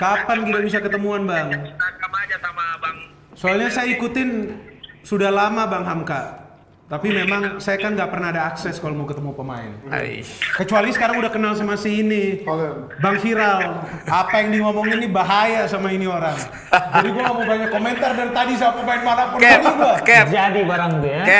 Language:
Indonesian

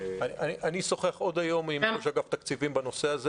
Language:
Hebrew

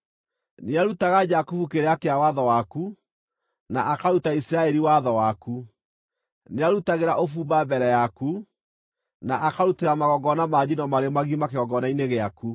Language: Kikuyu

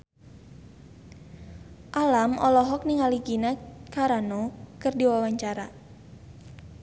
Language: Sundanese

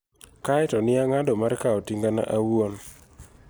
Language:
Luo (Kenya and Tanzania)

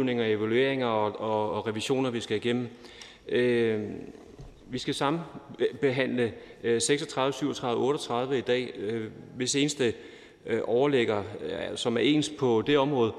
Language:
Danish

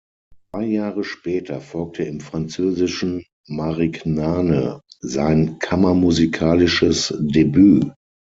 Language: German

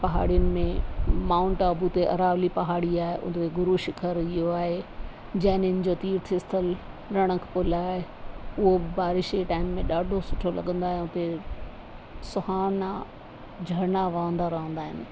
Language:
Sindhi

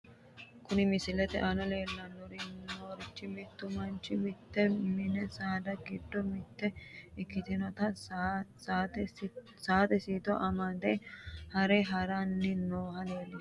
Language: Sidamo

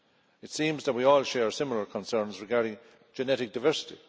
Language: English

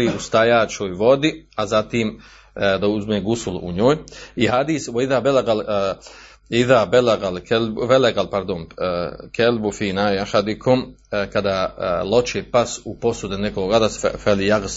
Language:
Croatian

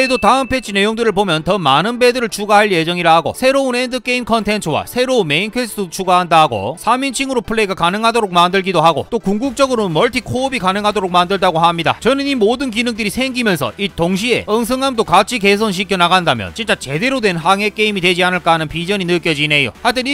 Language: Korean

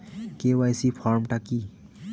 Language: Bangla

